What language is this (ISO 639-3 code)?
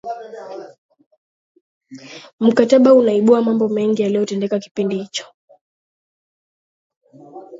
swa